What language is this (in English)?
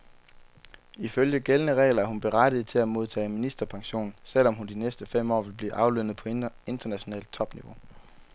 Danish